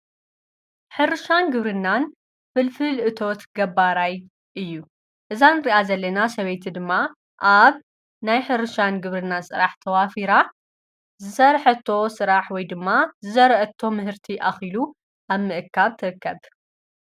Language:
Tigrinya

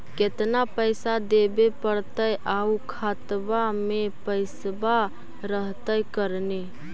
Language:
Magahi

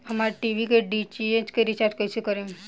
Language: Bhojpuri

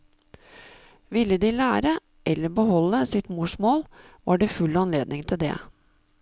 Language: Norwegian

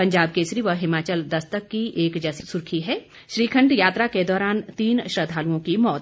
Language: Hindi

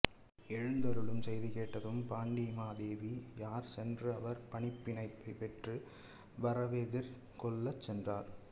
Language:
Tamil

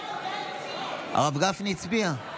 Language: Hebrew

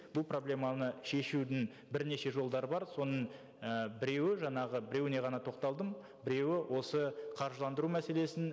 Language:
Kazakh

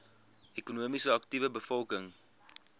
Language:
Afrikaans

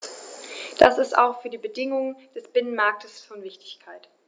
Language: German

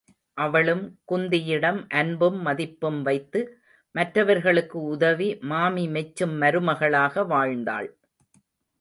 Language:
Tamil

